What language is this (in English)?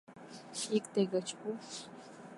Mari